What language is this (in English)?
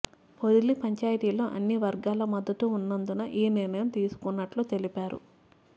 Telugu